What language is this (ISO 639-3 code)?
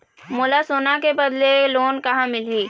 hne